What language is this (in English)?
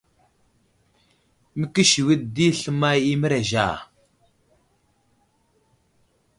Wuzlam